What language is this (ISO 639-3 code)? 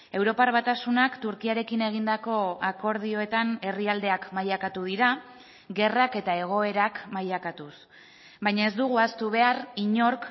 eus